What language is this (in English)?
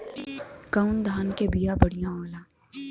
Bhojpuri